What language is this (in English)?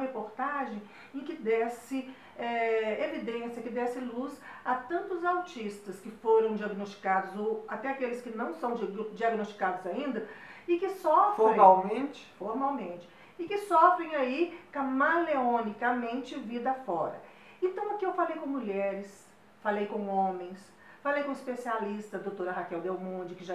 Portuguese